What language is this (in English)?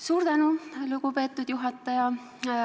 Estonian